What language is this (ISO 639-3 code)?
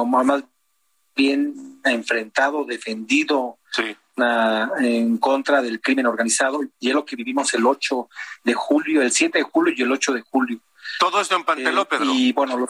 spa